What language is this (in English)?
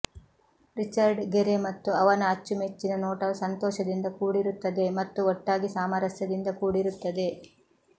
Kannada